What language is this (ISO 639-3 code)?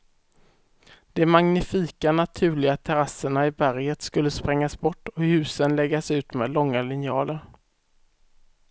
swe